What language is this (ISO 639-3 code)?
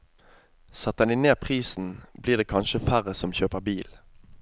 nor